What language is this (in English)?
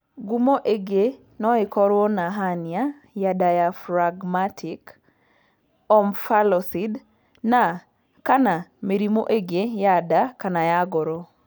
Kikuyu